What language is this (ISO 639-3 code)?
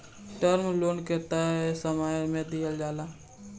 bho